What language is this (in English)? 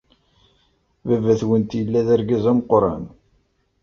Kabyle